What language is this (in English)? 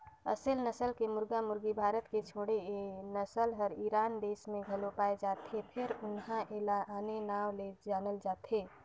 Chhattisgarhi